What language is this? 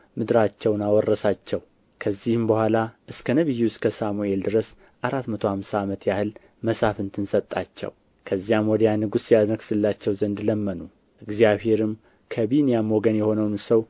Amharic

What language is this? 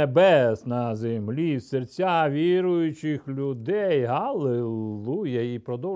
Ukrainian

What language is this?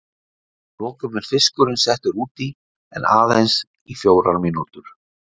Icelandic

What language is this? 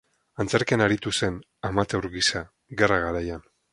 Basque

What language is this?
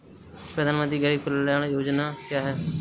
Hindi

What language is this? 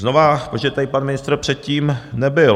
Czech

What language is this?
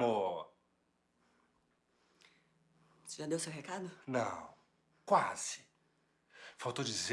Portuguese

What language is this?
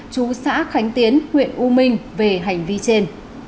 Vietnamese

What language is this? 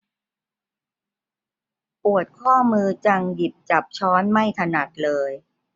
Thai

